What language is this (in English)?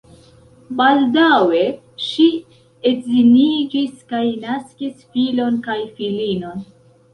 Esperanto